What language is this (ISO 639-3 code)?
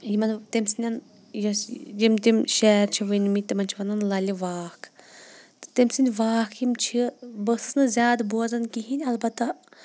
kas